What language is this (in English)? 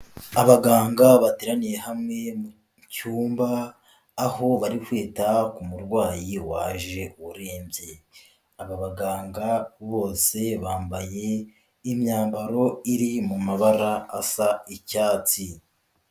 Kinyarwanda